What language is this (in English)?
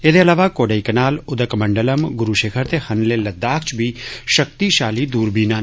Dogri